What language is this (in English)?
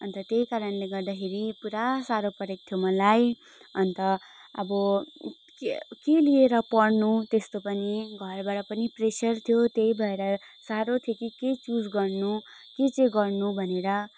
Nepali